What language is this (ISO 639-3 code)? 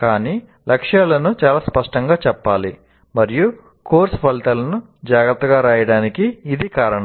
tel